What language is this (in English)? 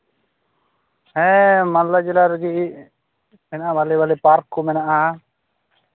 Santali